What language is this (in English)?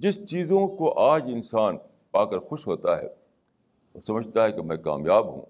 Urdu